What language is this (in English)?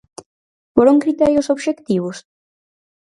Galician